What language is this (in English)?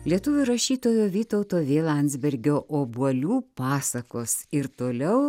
Lithuanian